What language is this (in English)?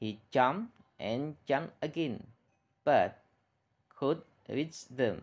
Indonesian